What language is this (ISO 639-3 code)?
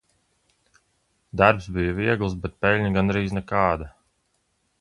lav